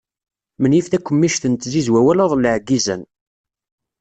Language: Kabyle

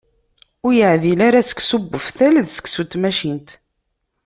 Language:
Kabyle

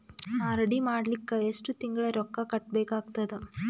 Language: Kannada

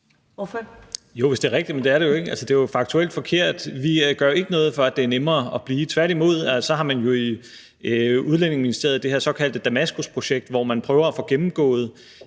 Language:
Danish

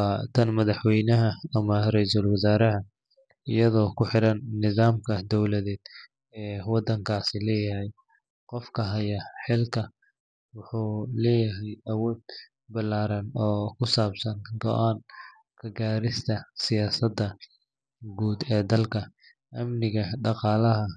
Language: Somali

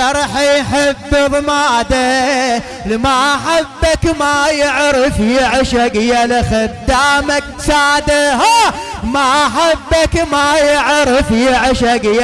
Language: Arabic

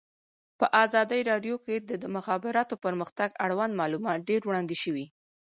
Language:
Pashto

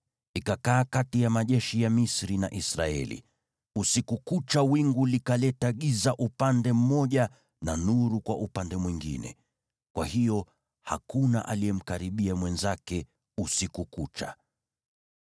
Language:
Swahili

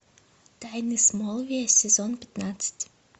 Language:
Russian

